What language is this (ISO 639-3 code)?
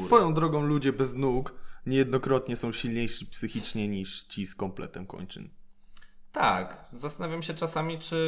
pol